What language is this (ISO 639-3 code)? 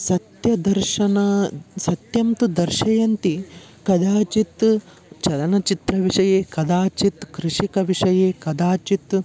san